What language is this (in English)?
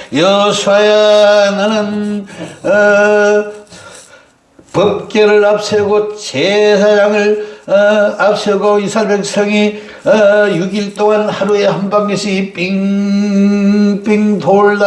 Korean